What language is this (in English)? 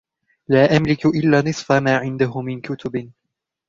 Arabic